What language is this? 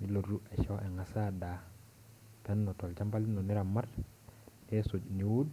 Masai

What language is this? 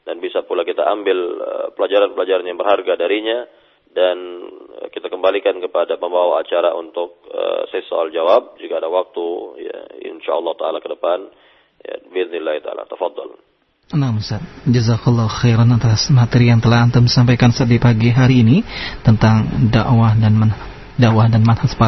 Malay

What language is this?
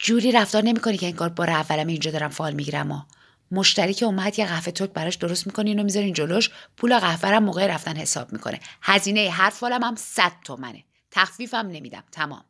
Persian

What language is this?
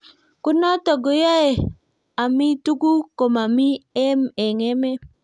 Kalenjin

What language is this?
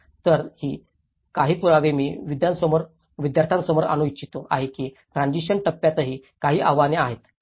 Marathi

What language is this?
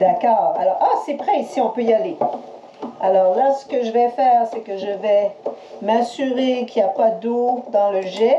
French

